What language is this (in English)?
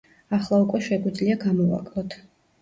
Georgian